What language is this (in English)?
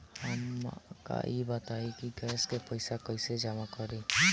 Bhojpuri